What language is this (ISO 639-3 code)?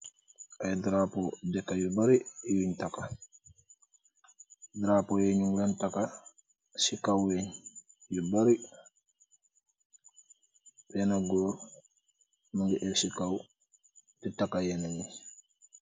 wol